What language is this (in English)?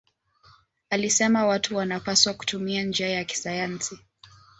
Swahili